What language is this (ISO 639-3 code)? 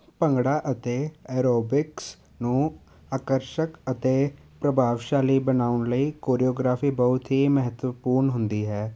pan